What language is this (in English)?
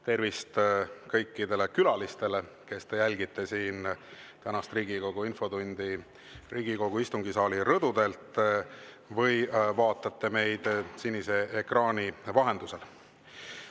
Estonian